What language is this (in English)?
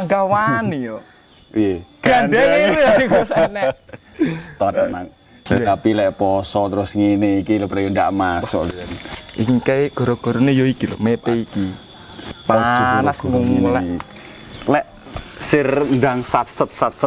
Indonesian